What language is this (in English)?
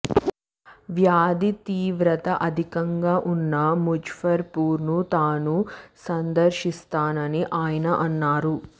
Telugu